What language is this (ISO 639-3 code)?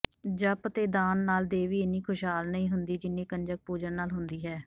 pan